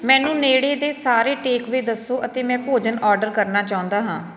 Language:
Punjabi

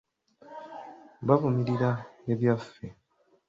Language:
Ganda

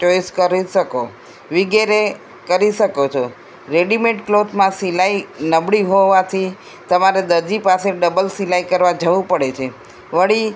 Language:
Gujarati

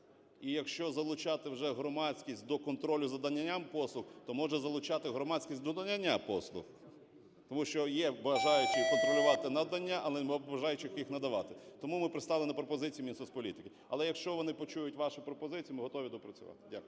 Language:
Ukrainian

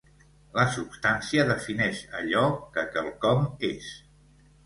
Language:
Catalan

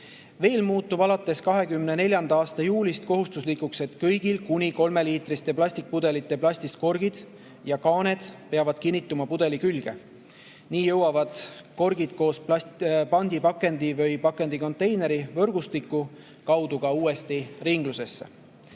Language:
Estonian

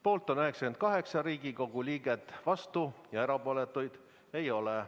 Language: Estonian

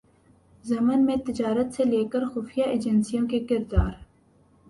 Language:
Urdu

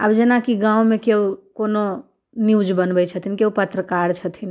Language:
Maithili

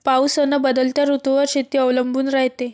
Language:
Marathi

